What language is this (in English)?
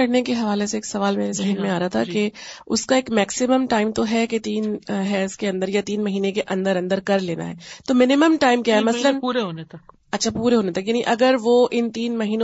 Urdu